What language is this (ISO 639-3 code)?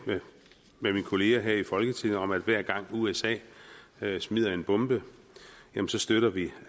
dan